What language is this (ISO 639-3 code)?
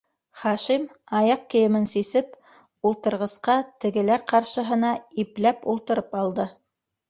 bak